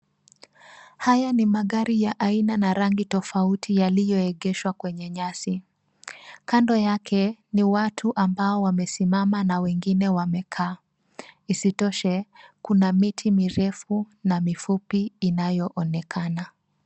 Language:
Swahili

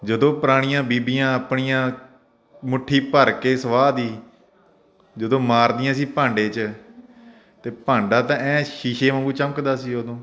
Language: Punjabi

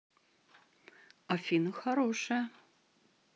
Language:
Russian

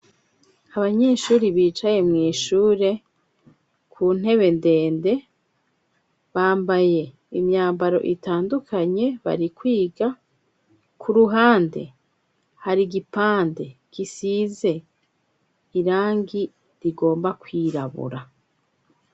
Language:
Rundi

